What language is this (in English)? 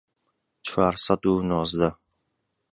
Central Kurdish